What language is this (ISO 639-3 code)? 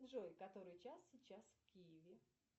rus